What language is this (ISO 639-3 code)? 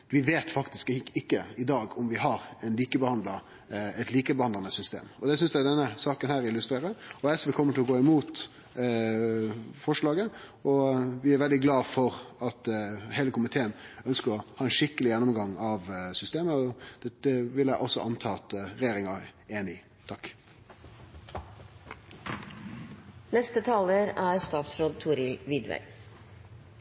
nor